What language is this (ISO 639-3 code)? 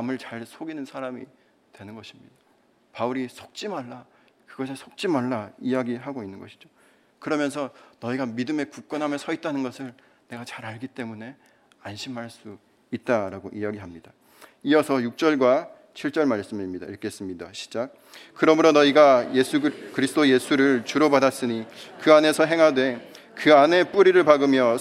kor